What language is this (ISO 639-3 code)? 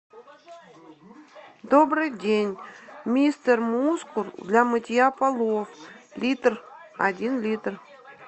rus